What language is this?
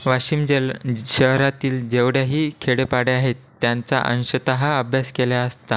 Marathi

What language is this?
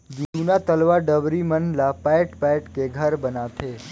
Chhattisgarhi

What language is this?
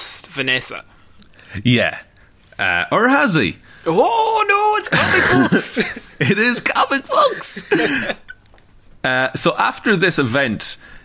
English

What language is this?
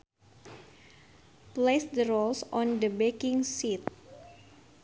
Sundanese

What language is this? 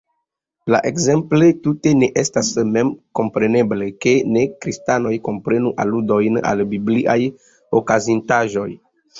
Esperanto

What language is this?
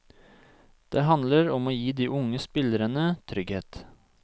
Norwegian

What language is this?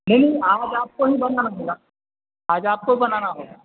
Urdu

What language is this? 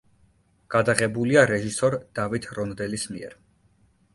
Georgian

